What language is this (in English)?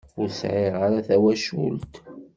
Kabyle